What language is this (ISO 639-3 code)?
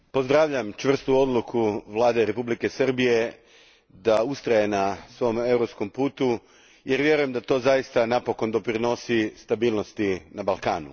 hrv